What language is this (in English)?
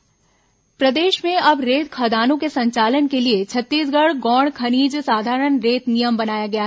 Hindi